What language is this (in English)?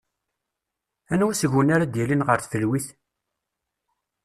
Kabyle